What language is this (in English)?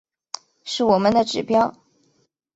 Chinese